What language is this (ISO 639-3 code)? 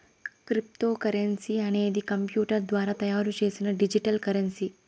tel